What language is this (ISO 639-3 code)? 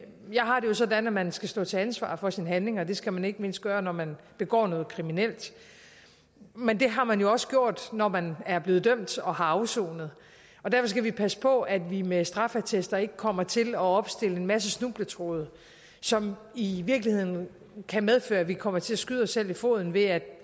dan